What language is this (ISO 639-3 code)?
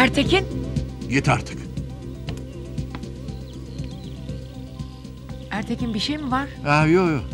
tur